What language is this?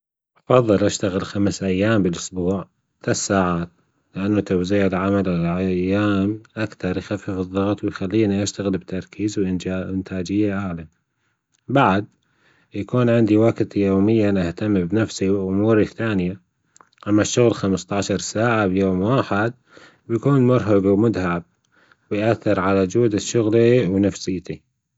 Gulf Arabic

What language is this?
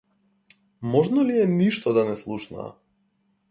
Macedonian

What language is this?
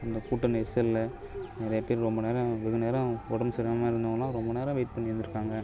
Tamil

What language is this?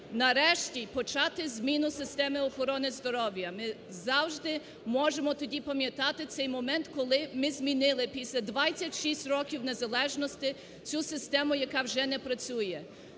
Ukrainian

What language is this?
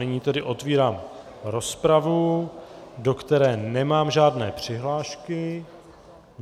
Czech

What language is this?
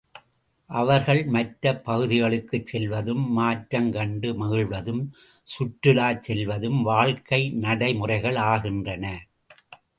Tamil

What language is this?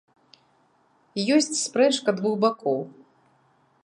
Belarusian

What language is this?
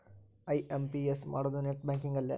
Kannada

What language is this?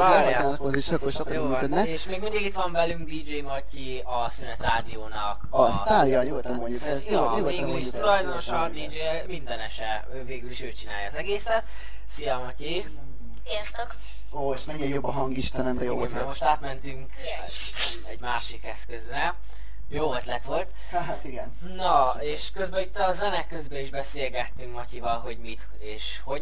Hungarian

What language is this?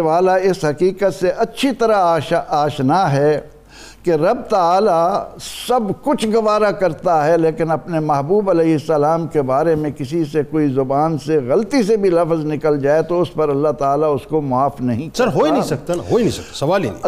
Urdu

